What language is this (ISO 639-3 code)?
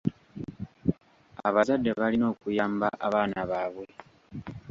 lug